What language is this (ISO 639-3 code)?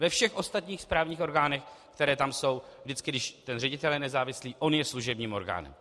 ces